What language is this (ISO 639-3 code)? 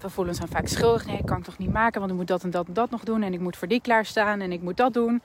nld